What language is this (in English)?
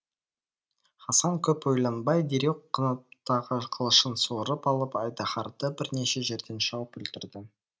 Kazakh